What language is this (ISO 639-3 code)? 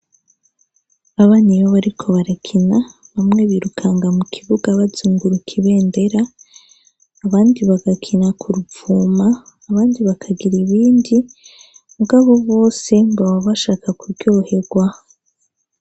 run